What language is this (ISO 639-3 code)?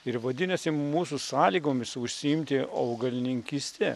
lit